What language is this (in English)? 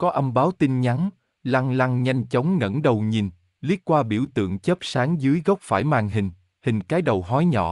Vietnamese